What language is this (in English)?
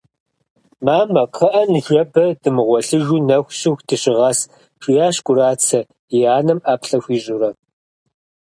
Kabardian